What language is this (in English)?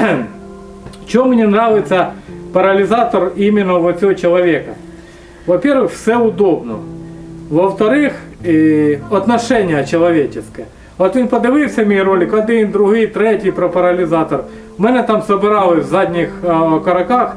Russian